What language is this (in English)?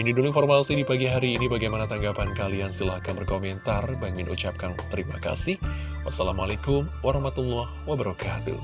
Indonesian